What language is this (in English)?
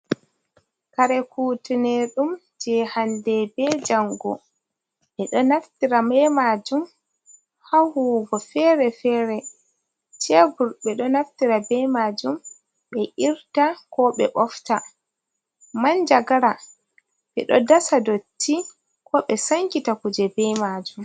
Fula